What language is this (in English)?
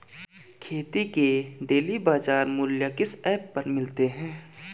Hindi